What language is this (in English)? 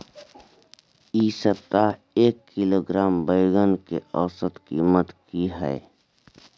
Maithili